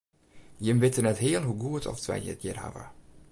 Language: Western Frisian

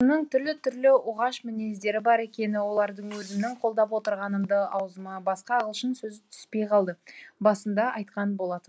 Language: Kazakh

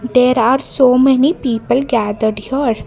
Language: English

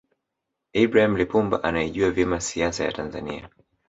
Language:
Swahili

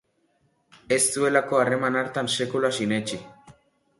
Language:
Basque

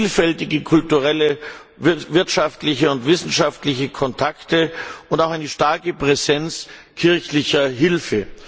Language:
German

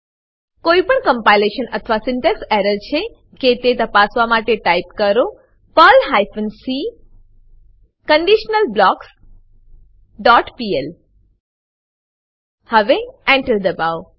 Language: Gujarati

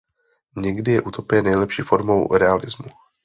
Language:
Czech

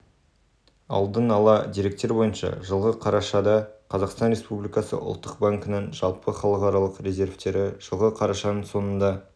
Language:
Kazakh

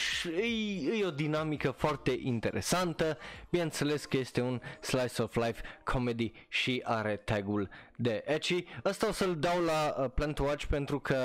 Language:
Romanian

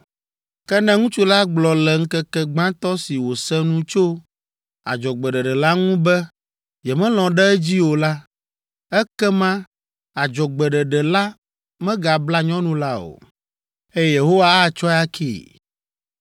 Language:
Ewe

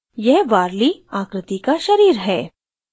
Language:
Hindi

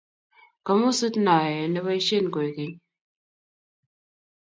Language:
Kalenjin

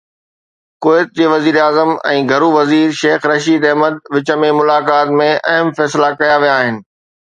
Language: Sindhi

